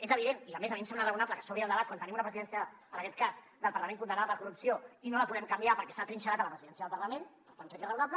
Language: Catalan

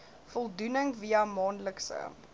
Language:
Afrikaans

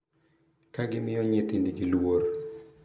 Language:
Luo (Kenya and Tanzania)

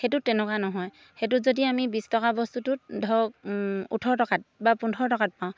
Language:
Assamese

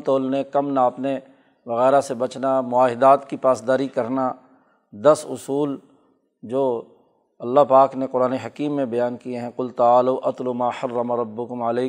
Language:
Urdu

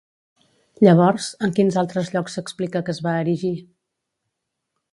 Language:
Catalan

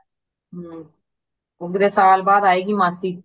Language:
Punjabi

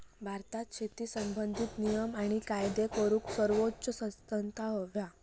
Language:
Marathi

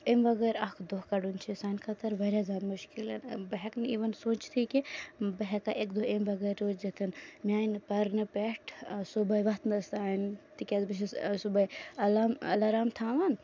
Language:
Kashmiri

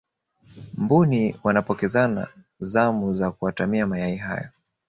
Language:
Swahili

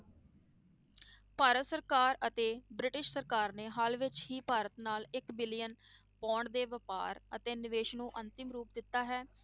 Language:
Punjabi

